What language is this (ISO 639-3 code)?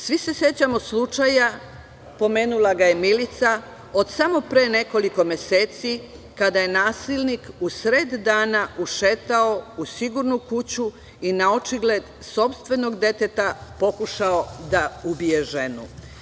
srp